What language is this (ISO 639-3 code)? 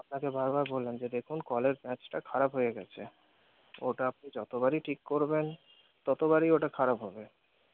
ben